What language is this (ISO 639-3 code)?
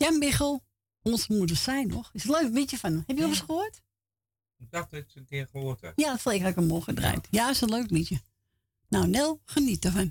nld